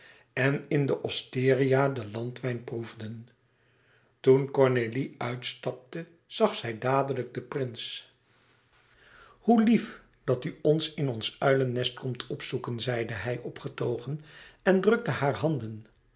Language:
Dutch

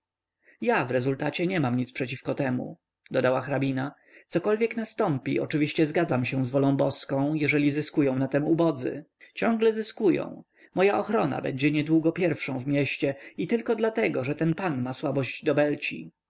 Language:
Polish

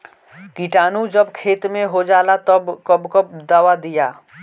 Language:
Bhojpuri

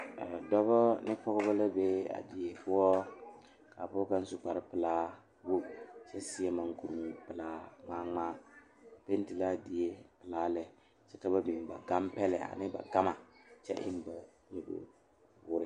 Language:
Southern Dagaare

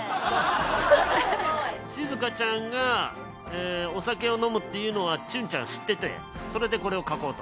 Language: Japanese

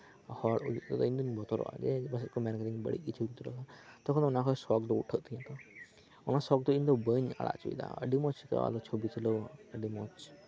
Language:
Santali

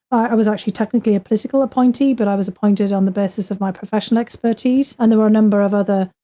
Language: English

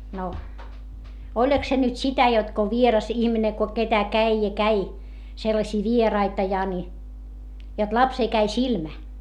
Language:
Finnish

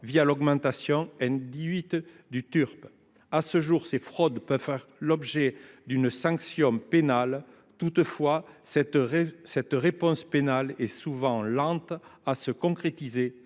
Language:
French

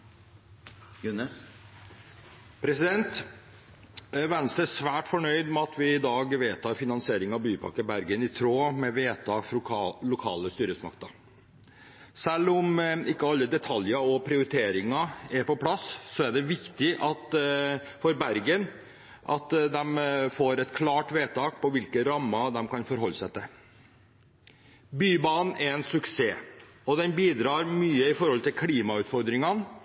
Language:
Norwegian Bokmål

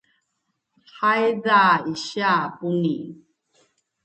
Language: Bunun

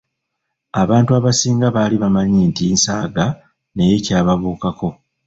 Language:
Ganda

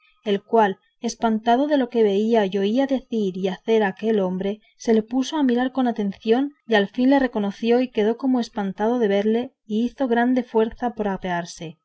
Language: Spanish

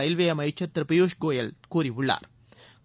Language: Tamil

